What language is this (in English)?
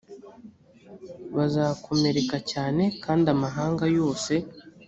Kinyarwanda